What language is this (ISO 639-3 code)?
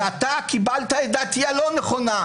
heb